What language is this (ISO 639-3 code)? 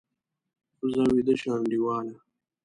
pus